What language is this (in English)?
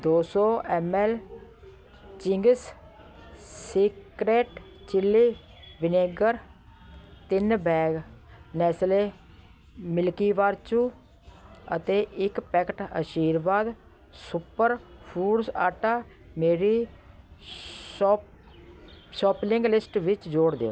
Punjabi